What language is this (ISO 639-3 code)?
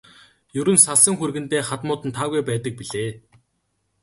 mon